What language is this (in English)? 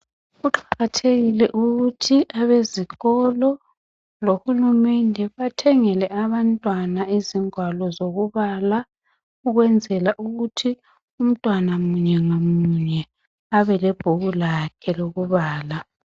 North Ndebele